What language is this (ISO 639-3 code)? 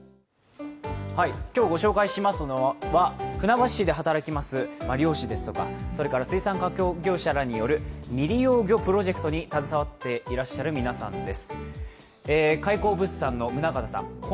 jpn